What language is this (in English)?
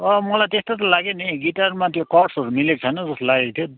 Nepali